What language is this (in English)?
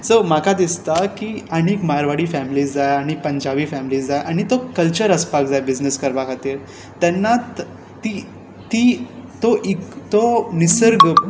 Konkani